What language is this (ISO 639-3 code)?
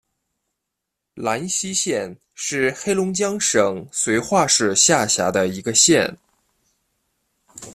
zho